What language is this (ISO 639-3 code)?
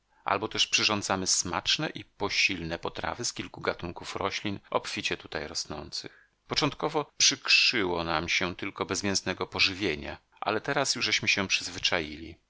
pol